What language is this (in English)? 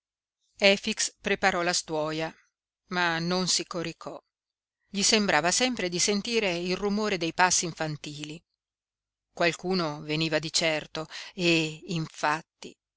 Italian